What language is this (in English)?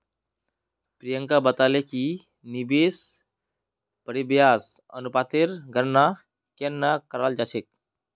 Magahi